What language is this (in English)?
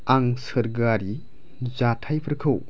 Bodo